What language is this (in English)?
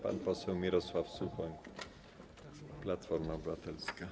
Polish